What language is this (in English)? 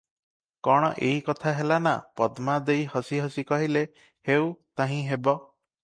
Odia